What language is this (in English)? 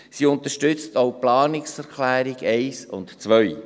Swiss German